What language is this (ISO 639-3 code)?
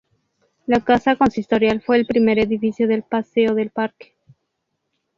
spa